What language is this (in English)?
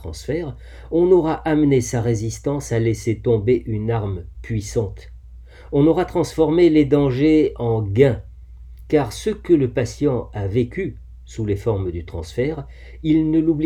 French